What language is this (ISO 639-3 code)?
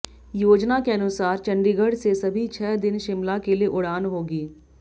hin